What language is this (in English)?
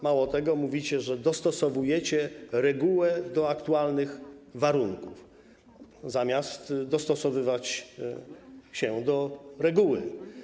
Polish